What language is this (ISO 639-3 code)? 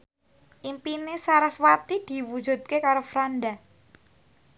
jav